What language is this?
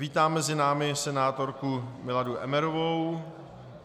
Czech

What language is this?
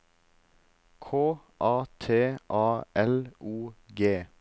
Norwegian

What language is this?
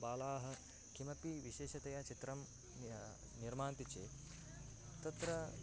Sanskrit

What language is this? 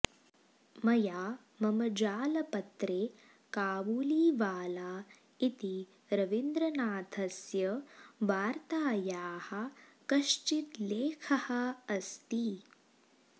Sanskrit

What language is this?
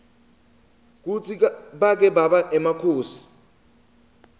Swati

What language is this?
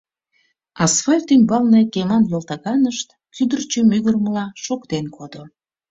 Mari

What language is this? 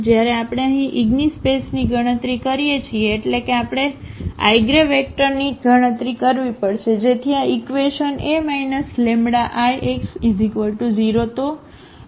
Gujarati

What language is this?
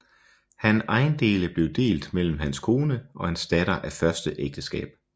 Danish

